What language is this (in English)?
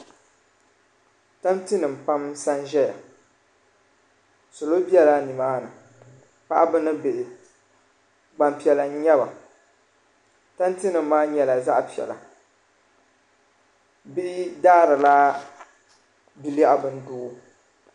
Dagbani